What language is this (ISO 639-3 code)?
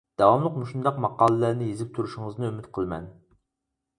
uig